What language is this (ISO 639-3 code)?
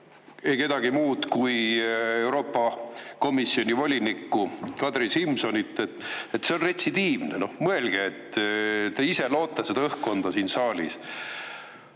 est